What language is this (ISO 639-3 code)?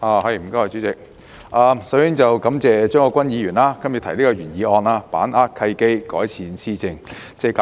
yue